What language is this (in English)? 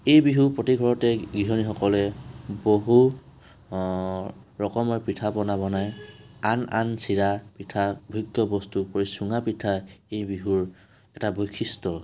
Assamese